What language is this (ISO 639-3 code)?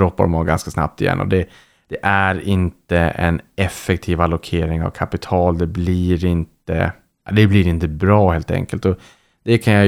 swe